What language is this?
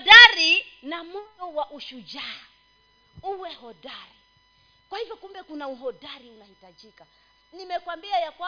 Swahili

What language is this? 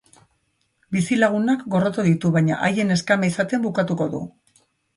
Basque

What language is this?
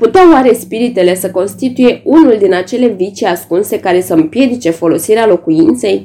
Romanian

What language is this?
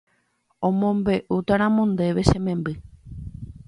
Guarani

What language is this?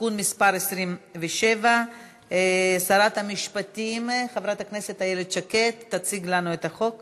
Hebrew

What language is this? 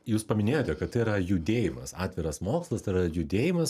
Lithuanian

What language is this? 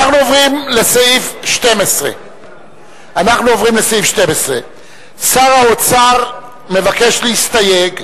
Hebrew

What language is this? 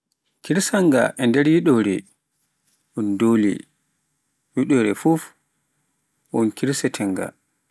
Pular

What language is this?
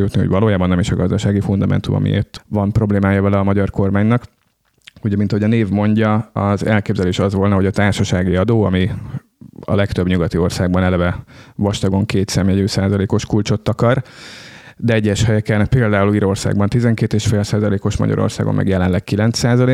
Hungarian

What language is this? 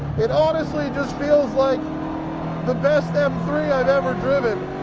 English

